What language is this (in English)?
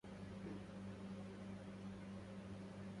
Arabic